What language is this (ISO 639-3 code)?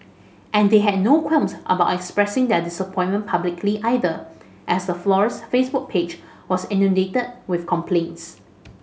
eng